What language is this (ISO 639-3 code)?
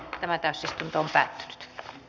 fin